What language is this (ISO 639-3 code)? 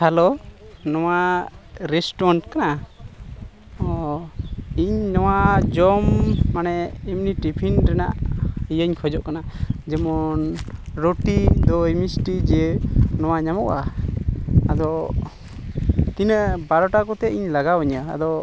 sat